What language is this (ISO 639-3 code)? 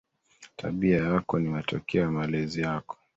swa